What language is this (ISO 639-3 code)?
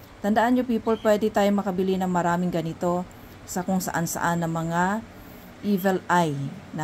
fil